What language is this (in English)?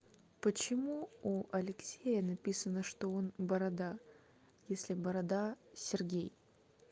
Russian